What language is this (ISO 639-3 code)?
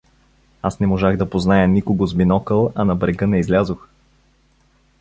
bul